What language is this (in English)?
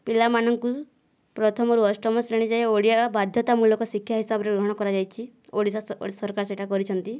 Odia